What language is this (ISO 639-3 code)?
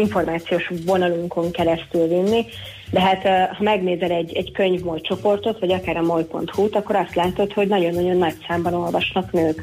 hun